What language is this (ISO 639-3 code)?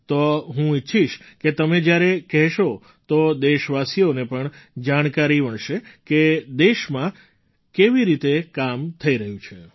guj